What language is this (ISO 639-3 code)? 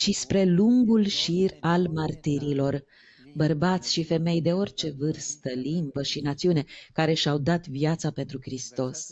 ron